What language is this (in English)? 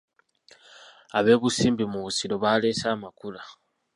Ganda